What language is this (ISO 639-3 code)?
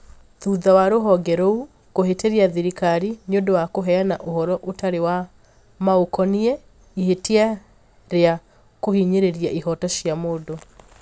kik